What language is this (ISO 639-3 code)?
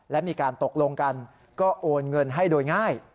tha